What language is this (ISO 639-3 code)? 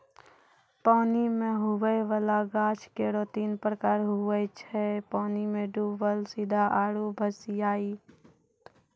mai